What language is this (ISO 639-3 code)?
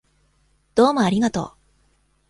jpn